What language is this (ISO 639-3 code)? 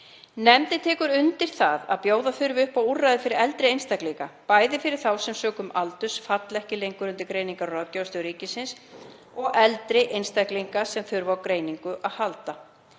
isl